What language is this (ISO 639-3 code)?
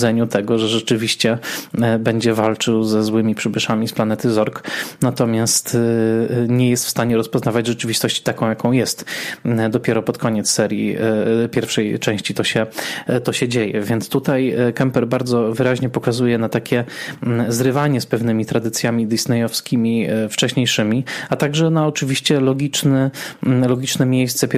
pol